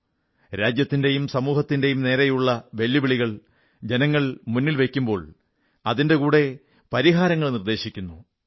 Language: Malayalam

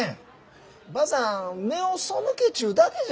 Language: Japanese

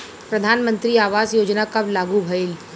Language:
Bhojpuri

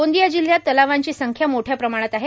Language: Marathi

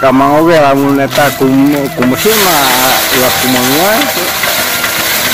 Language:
Indonesian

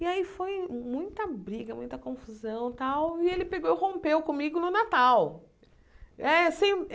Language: Portuguese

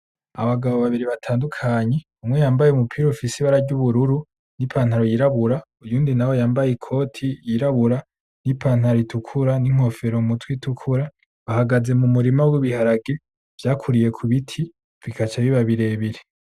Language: Rundi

